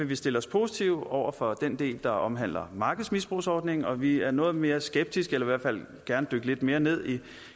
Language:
Danish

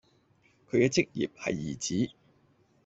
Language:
Cantonese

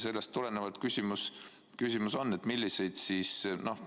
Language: Estonian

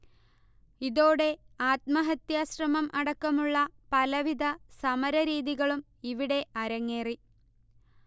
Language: Malayalam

